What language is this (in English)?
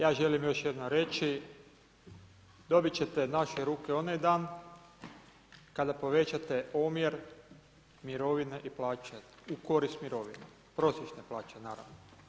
Croatian